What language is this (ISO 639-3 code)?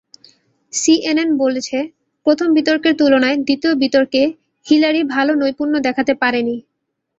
ben